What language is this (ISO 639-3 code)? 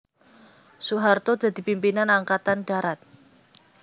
jav